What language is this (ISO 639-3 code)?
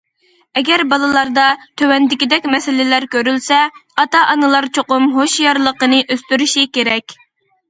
uig